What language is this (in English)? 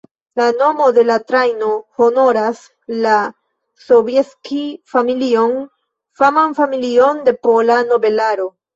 Esperanto